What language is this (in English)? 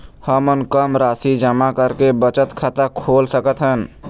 Chhattisgarhi